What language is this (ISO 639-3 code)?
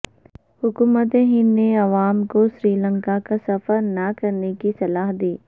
urd